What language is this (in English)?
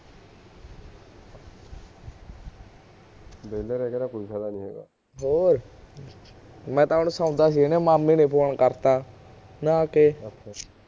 Punjabi